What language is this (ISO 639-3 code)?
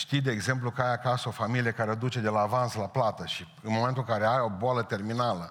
ron